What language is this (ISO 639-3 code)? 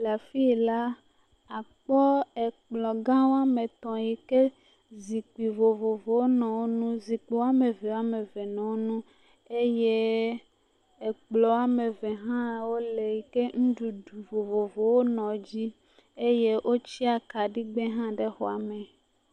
ewe